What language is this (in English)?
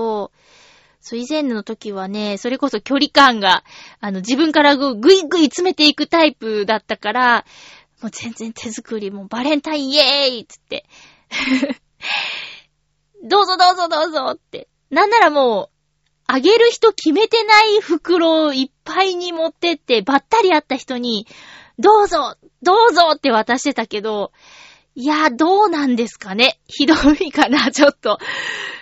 Japanese